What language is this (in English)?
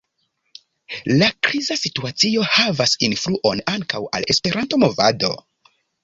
Esperanto